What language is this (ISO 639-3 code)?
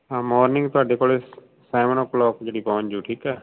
pan